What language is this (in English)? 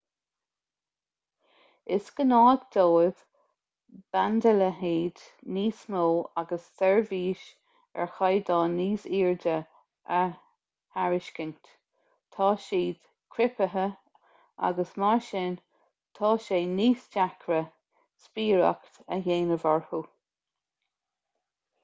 Irish